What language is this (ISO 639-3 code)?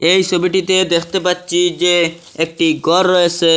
ben